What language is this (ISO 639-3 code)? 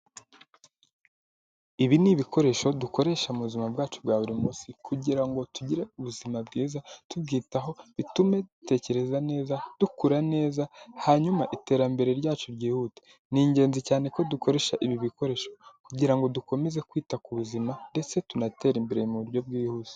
kin